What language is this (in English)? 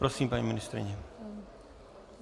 Czech